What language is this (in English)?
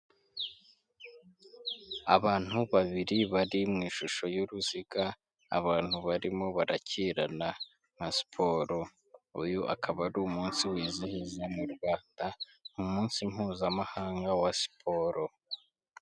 Kinyarwanda